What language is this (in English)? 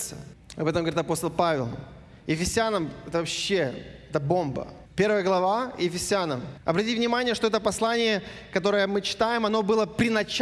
Russian